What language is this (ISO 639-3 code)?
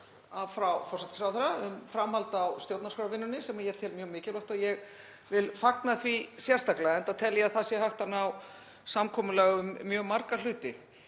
isl